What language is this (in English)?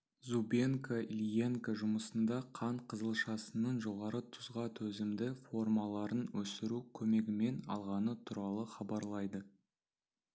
Kazakh